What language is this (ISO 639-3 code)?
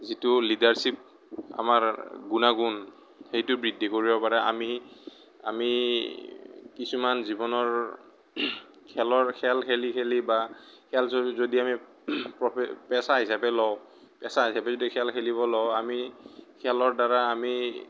asm